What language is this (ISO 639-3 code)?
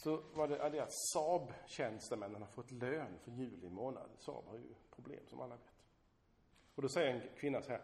swe